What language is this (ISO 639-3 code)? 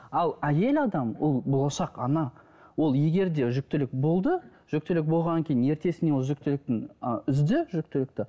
kaz